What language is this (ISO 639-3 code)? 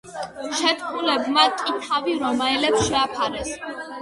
kat